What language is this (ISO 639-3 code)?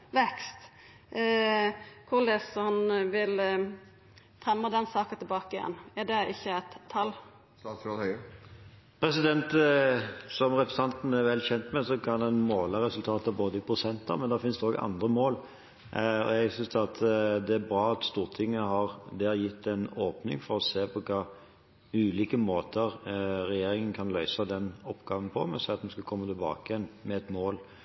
nor